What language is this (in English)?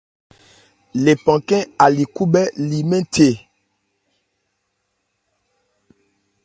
Ebrié